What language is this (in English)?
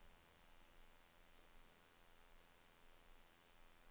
Norwegian